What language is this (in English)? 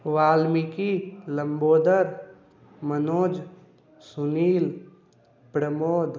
Maithili